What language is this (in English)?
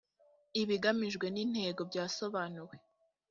Kinyarwanda